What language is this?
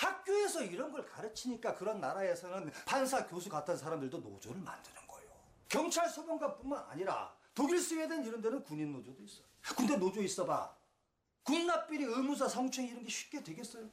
Korean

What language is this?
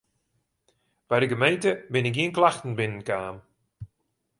Western Frisian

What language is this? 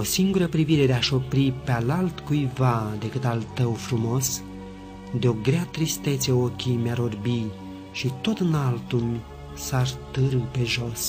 Romanian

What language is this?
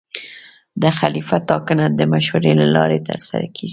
Pashto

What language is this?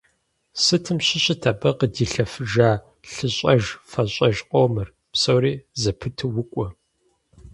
Kabardian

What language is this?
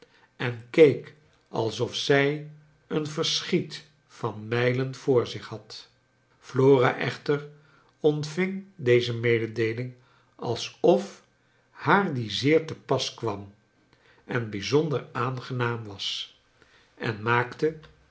Dutch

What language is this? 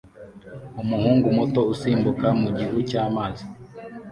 Kinyarwanda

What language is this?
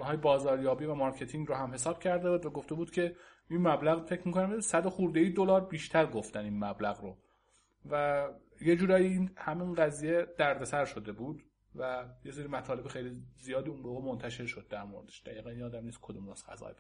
Persian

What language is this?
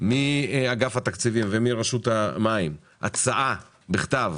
Hebrew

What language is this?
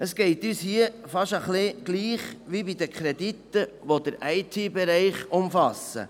Swiss German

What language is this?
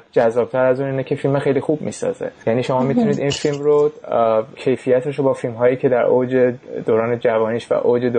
Persian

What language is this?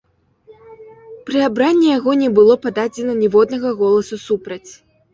Belarusian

